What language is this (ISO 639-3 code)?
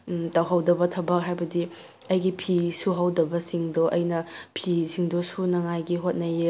mni